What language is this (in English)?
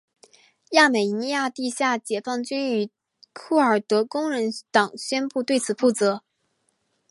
Chinese